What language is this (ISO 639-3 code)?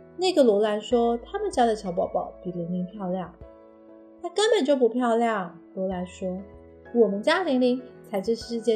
zho